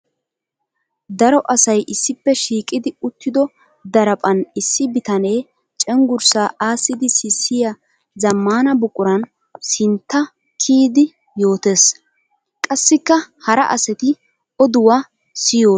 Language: Wolaytta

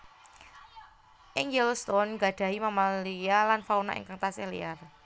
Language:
Javanese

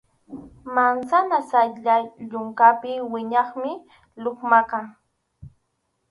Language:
Arequipa-La Unión Quechua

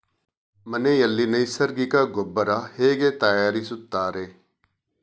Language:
Kannada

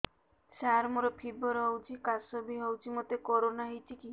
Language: Odia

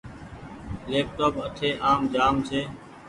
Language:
Goaria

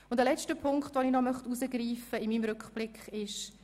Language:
Swiss German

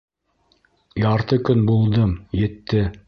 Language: Bashkir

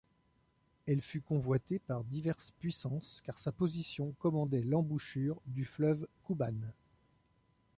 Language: French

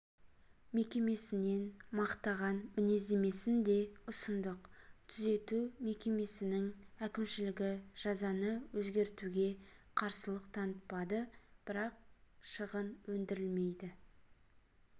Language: Kazakh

